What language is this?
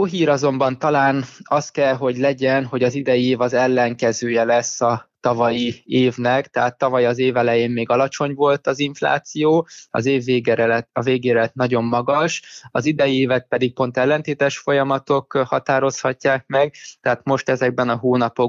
Hungarian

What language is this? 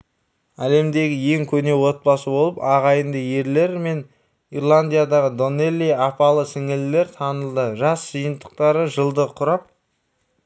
Kazakh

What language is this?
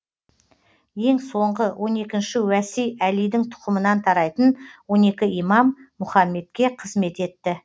Kazakh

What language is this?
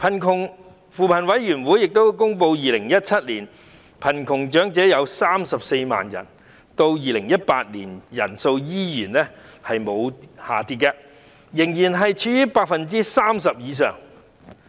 Cantonese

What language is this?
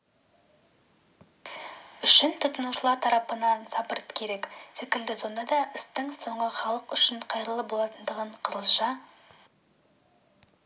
Kazakh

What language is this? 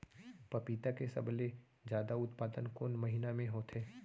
Chhattisgarhi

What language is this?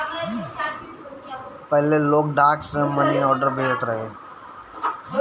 Bhojpuri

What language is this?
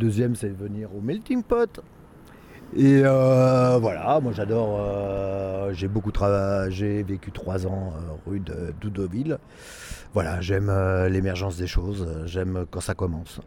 French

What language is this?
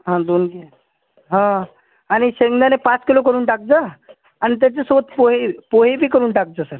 Marathi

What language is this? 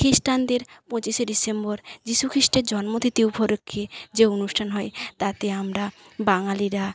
Bangla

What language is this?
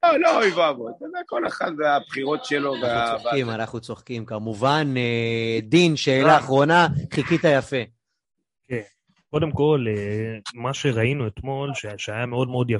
Hebrew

